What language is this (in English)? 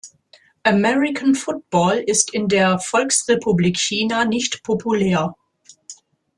German